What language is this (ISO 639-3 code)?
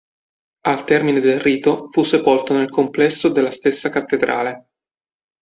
ita